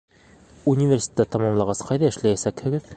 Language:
Bashkir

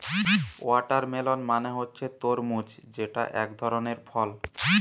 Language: Bangla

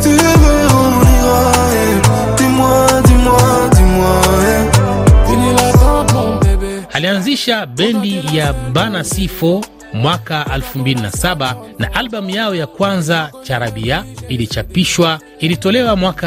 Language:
Swahili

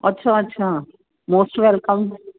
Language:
Punjabi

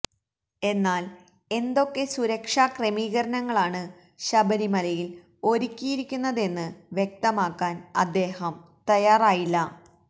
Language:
Malayalam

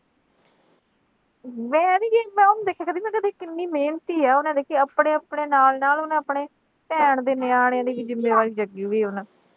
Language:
Punjabi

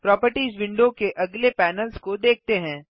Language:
Hindi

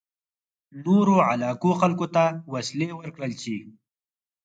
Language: Pashto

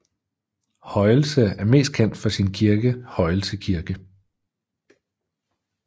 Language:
Danish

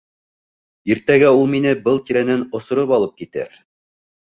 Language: Bashkir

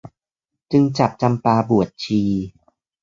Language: Thai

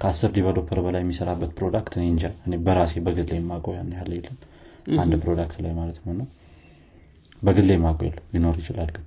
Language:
Amharic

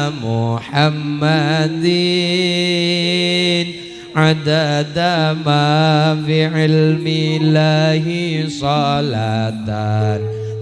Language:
Indonesian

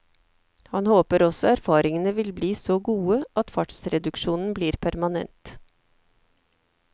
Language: Norwegian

